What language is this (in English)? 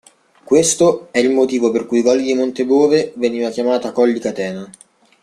Italian